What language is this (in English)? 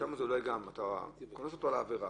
Hebrew